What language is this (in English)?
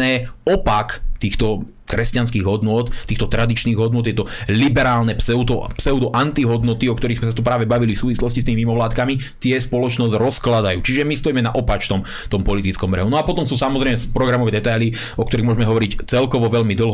Slovak